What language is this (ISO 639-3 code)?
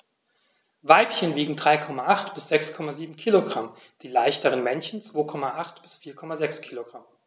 deu